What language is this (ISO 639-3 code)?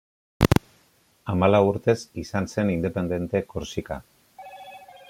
eus